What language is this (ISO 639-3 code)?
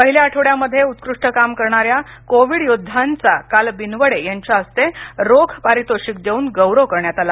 mar